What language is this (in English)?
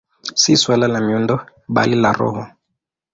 Swahili